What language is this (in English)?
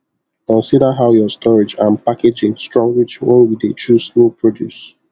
Nigerian Pidgin